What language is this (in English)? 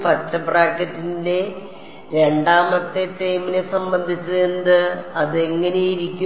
Malayalam